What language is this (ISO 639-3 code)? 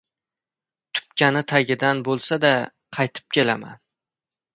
uzb